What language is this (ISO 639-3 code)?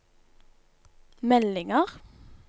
nor